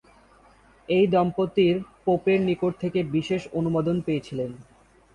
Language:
Bangla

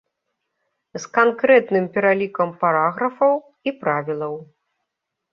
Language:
Belarusian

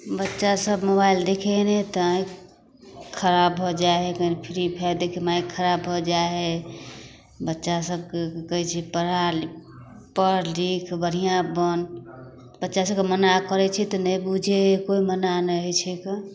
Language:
Maithili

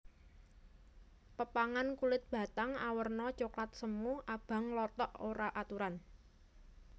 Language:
Javanese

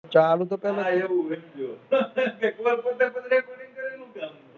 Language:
Gujarati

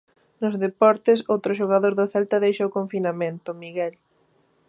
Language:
Galician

